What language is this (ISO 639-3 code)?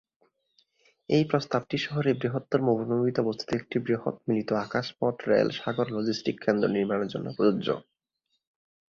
ben